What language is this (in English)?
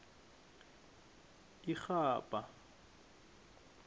South Ndebele